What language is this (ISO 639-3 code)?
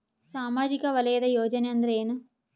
kan